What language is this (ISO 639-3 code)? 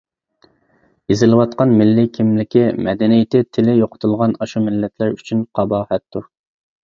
uig